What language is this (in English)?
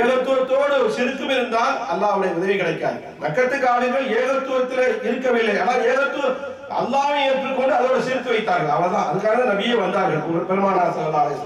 Arabic